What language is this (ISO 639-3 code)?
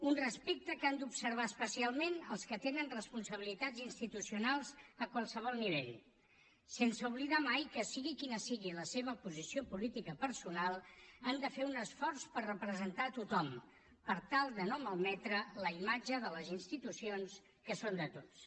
cat